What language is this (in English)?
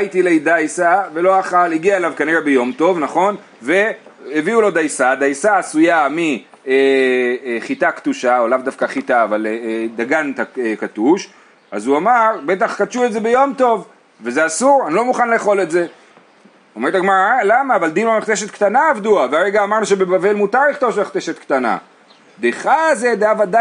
Hebrew